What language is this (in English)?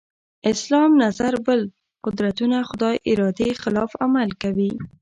Pashto